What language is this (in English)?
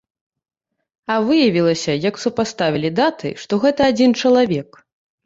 Belarusian